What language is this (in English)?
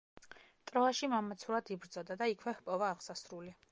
Georgian